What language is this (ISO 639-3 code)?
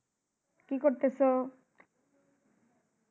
ben